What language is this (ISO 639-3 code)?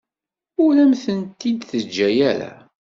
kab